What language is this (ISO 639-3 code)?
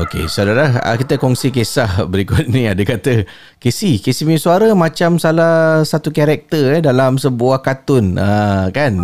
msa